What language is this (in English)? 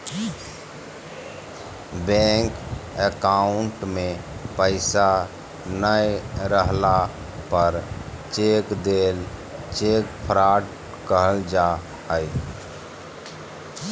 Magahi